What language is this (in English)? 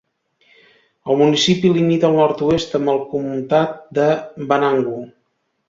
Catalan